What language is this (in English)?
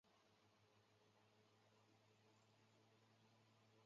Chinese